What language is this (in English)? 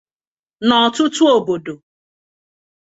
Igbo